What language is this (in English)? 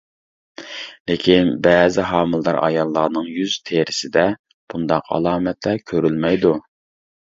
Uyghur